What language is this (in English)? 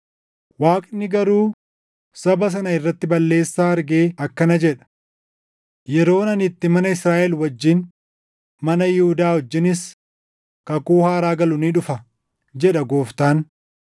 Oromo